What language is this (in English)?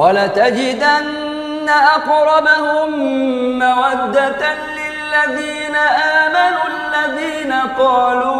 Arabic